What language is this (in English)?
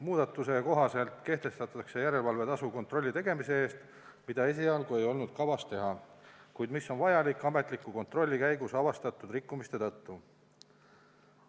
Estonian